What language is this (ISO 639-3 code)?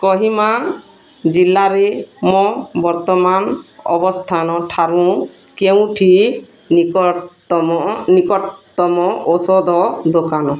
ori